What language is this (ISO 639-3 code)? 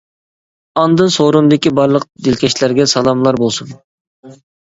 uig